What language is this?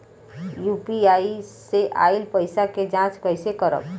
Bhojpuri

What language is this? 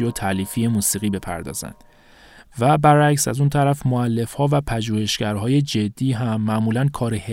Persian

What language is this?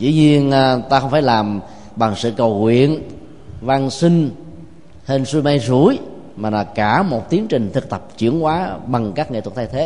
Vietnamese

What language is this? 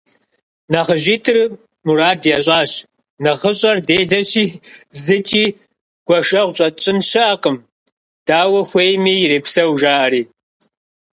Kabardian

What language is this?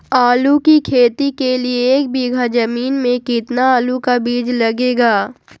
Magahi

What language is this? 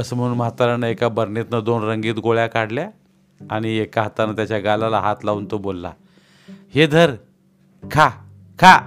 Marathi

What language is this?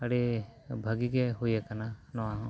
Santali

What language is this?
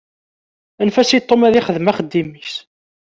Kabyle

